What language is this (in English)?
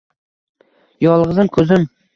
Uzbek